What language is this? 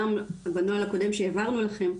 Hebrew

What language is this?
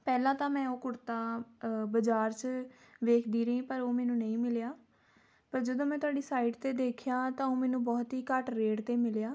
Punjabi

